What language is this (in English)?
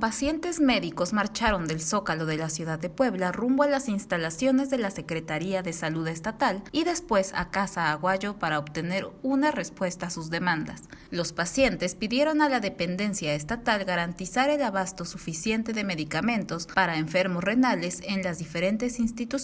Spanish